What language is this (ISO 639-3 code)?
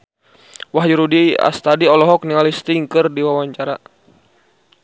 sun